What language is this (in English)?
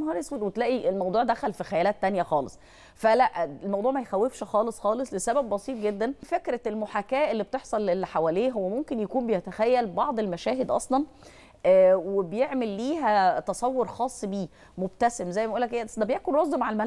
Arabic